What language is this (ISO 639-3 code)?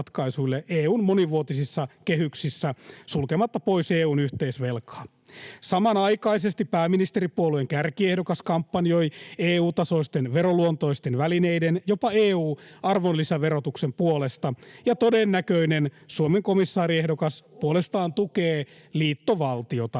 fin